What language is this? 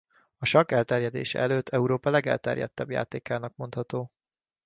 Hungarian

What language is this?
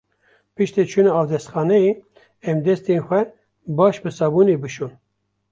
Kurdish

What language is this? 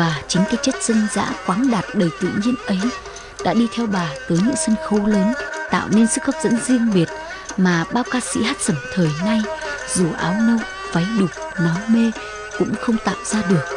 Vietnamese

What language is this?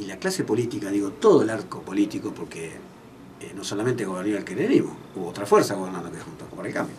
Spanish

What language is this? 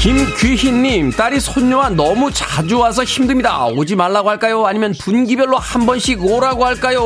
Korean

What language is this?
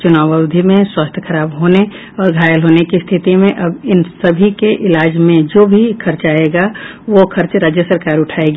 Hindi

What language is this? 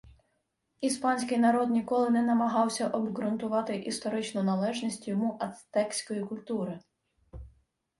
Ukrainian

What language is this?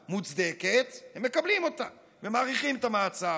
Hebrew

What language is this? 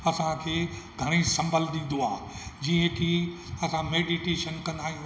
Sindhi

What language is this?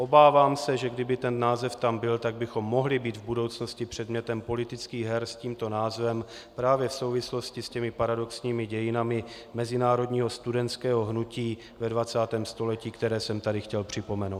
Czech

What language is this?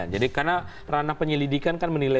Indonesian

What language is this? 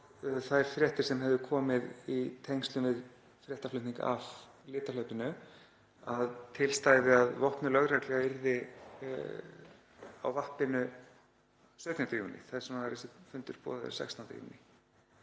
Icelandic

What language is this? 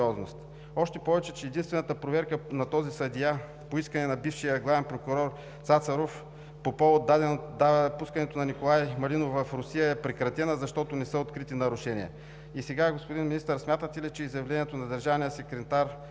Bulgarian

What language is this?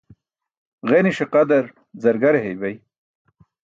Burushaski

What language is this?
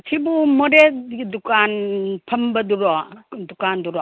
Manipuri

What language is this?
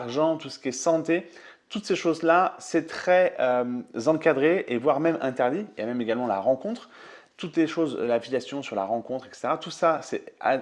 French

